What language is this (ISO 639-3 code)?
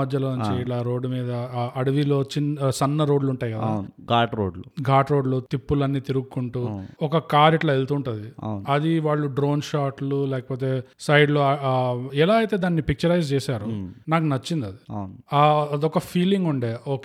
tel